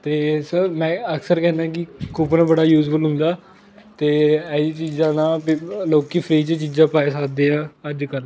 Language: Punjabi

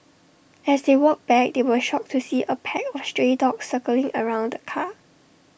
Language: English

